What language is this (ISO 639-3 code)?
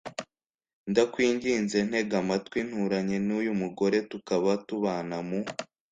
kin